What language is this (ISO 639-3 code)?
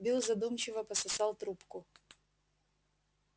rus